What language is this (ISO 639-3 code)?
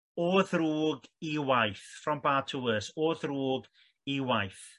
cym